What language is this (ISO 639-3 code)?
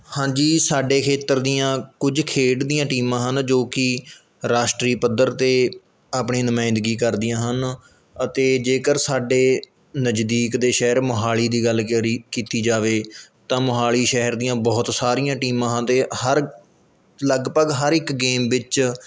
pan